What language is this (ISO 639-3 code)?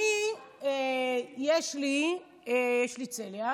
heb